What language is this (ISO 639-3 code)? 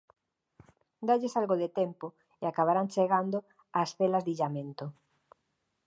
glg